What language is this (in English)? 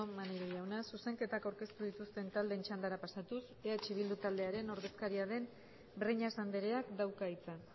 Basque